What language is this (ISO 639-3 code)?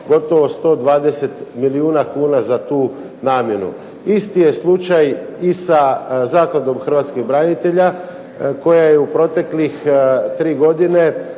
hrv